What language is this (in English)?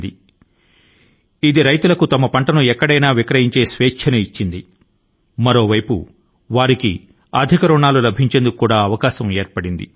Telugu